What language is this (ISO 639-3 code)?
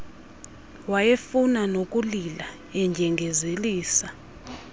xho